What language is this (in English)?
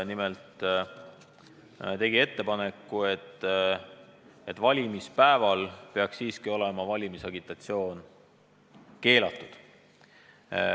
Estonian